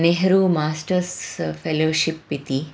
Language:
Sanskrit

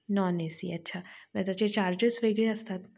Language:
Marathi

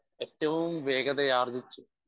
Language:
Malayalam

